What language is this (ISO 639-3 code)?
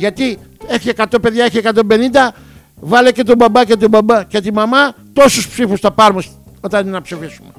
ell